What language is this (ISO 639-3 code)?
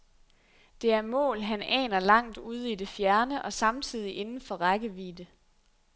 dan